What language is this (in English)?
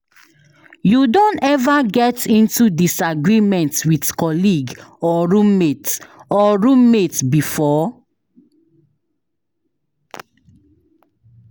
Nigerian Pidgin